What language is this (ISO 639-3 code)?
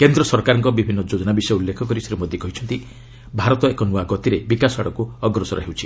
ori